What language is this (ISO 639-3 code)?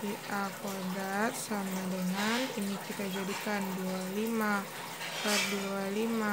ind